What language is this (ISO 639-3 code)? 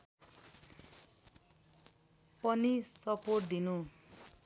nep